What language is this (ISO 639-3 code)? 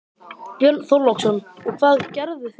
isl